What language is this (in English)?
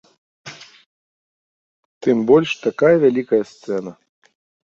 Belarusian